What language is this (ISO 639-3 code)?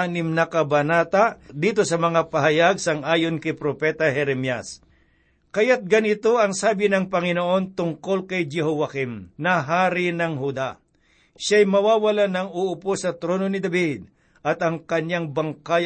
fil